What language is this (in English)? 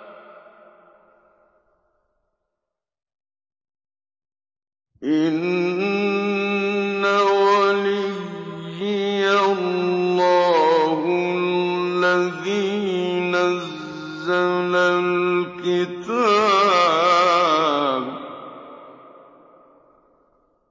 Arabic